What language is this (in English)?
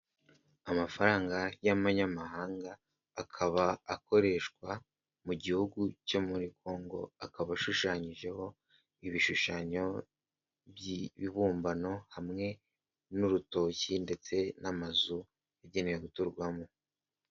Kinyarwanda